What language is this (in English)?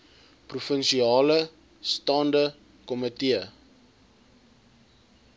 Afrikaans